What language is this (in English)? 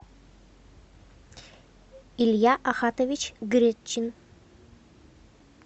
Russian